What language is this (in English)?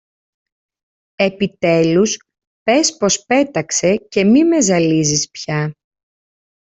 Greek